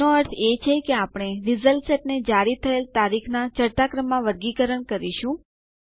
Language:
Gujarati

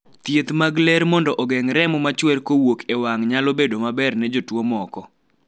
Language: Luo (Kenya and Tanzania)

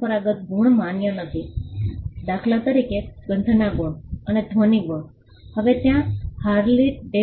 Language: Gujarati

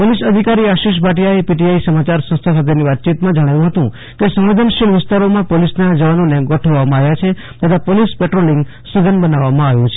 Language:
Gujarati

